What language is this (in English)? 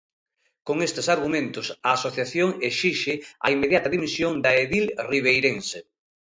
Galician